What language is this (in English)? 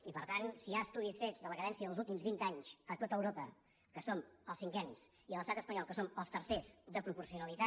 Catalan